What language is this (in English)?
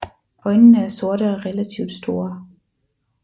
Danish